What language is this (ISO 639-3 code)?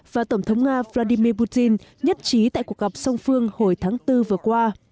vie